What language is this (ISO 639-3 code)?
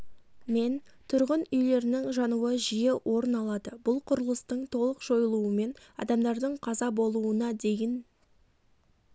kaz